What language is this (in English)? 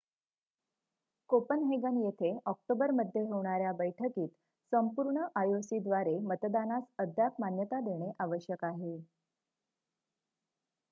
Marathi